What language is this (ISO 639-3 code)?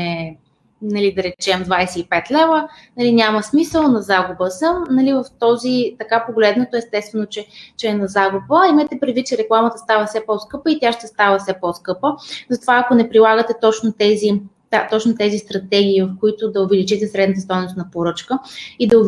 bul